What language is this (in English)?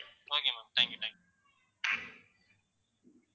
Tamil